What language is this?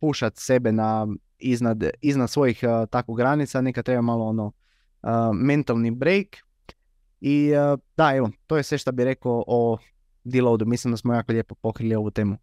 Croatian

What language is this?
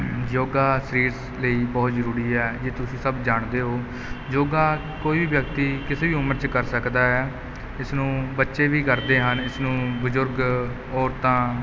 Punjabi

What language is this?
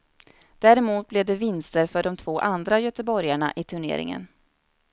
Swedish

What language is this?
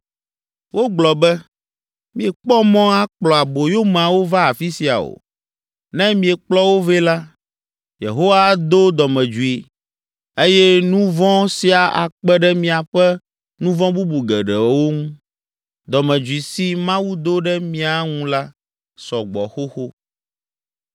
Ewe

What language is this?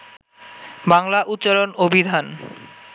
Bangla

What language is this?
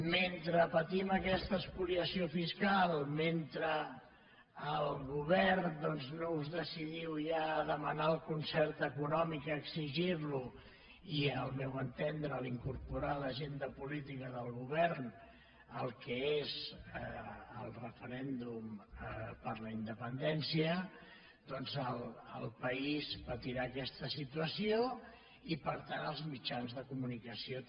Catalan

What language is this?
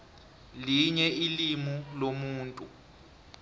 South Ndebele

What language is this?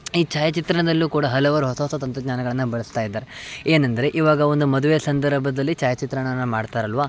Kannada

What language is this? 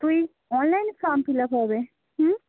Bangla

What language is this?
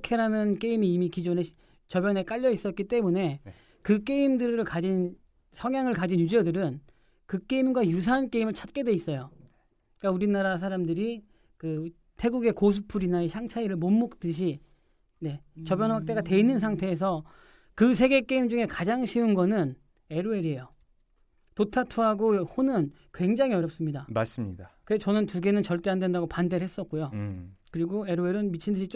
Korean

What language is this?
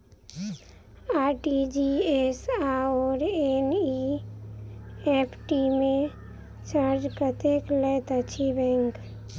Maithili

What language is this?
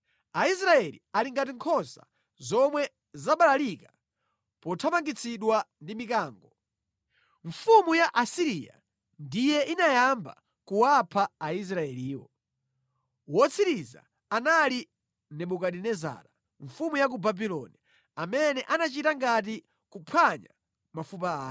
Nyanja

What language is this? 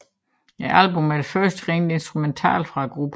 Danish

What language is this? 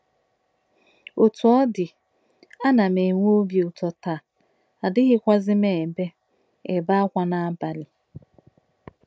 Igbo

